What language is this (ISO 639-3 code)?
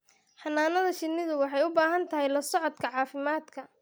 som